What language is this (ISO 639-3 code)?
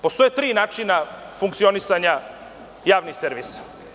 srp